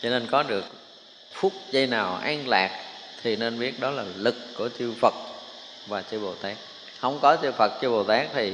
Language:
Vietnamese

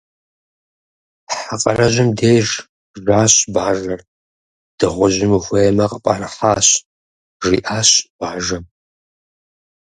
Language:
Kabardian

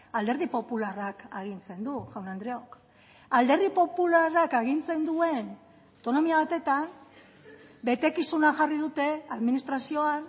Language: Basque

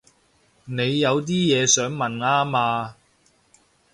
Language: Cantonese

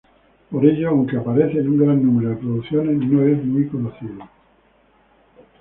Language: Spanish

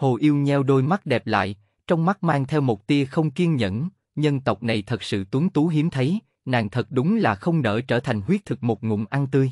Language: Vietnamese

